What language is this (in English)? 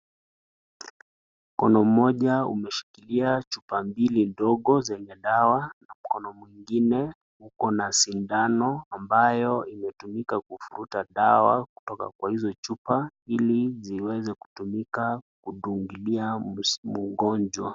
Swahili